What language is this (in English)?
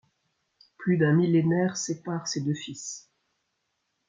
French